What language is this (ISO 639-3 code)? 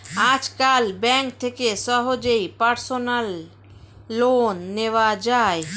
ben